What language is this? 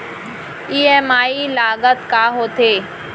Chhattisgarhi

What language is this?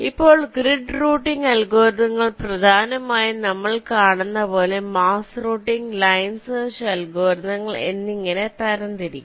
Malayalam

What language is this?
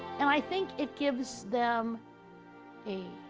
English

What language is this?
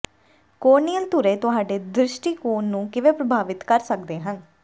Punjabi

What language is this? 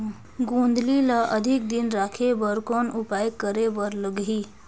Chhattisgarhi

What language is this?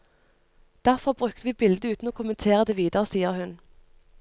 Norwegian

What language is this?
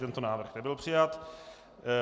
Czech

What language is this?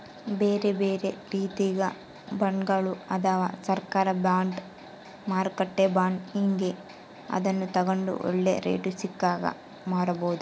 Kannada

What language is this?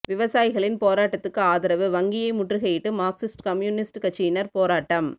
Tamil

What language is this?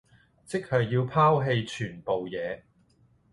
Cantonese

